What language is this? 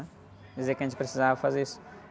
Portuguese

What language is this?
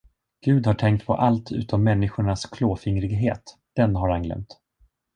Swedish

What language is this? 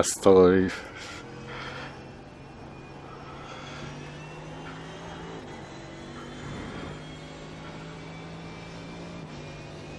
Italian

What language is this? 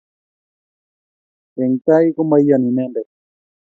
Kalenjin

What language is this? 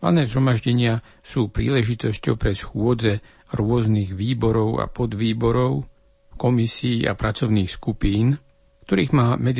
Slovak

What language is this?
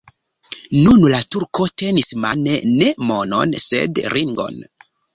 Esperanto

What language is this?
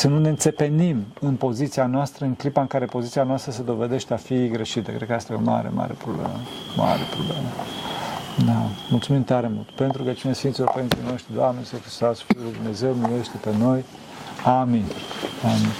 Romanian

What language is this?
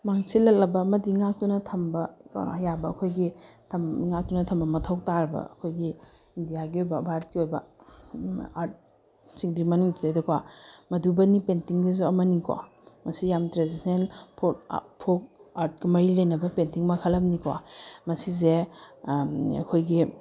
Manipuri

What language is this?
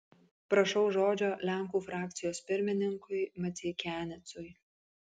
Lithuanian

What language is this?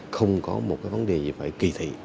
Vietnamese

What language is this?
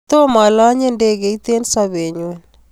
Kalenjin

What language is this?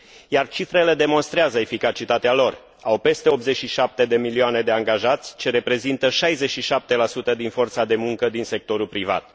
Romanian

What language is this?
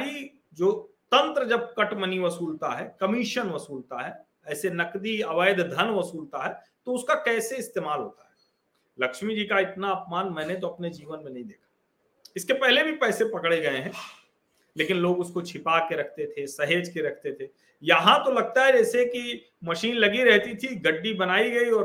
Hindi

